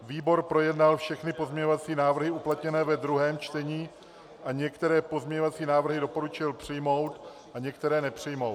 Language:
Czech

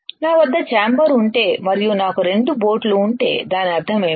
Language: Telugu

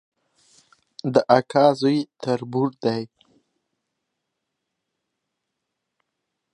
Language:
Pashto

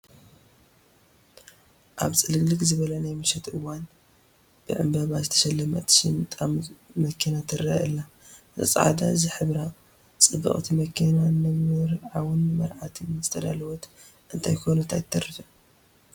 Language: Tigrinya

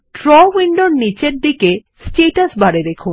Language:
Bangla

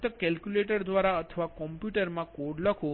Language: Gujarati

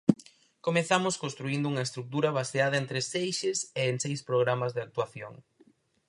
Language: Galician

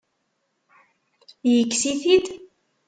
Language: Kabyle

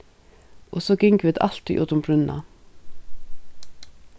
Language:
Faroese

